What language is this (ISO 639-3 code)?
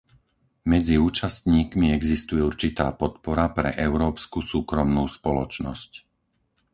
slk